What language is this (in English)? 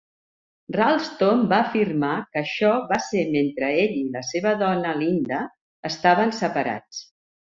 Catalan